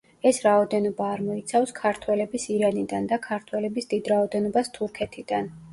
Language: Georgian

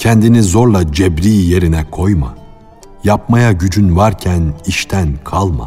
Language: Turkish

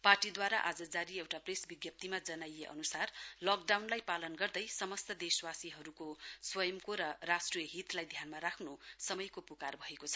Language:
Nepali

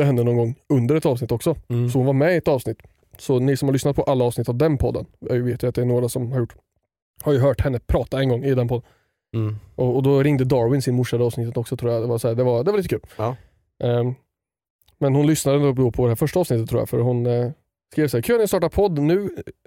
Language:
Swedish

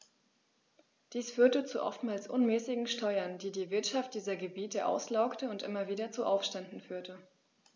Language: German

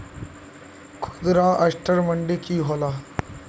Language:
Magahi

